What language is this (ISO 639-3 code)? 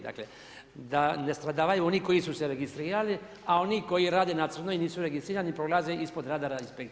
hrv